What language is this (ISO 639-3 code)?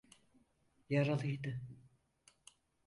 tur